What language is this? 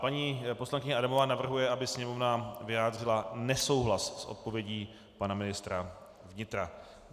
Czech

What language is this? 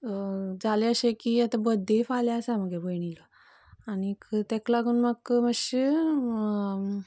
Konkani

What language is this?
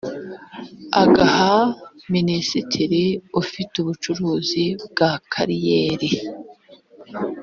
Kinyarwanda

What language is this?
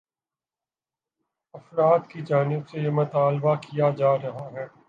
Urdu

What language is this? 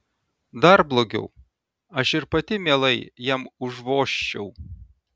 Lithuanian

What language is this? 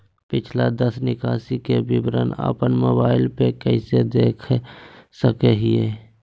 Magahi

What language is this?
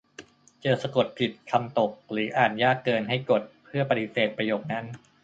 Thai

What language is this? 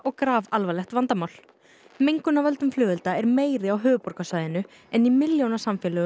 Icelandic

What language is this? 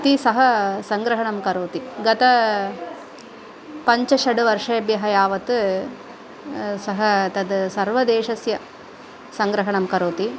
Sanskrit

